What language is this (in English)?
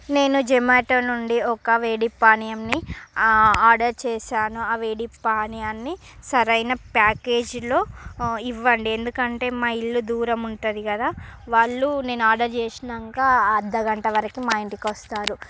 Telugu